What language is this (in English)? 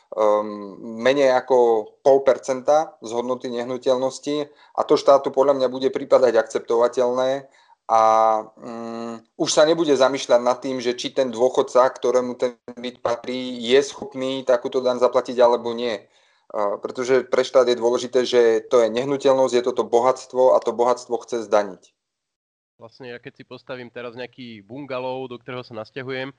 Slovak